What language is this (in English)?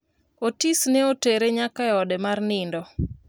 Luo (Kenya and Tanzania)